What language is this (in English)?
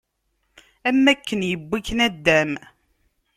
Kabyle